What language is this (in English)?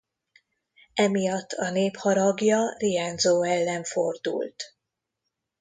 Hungarian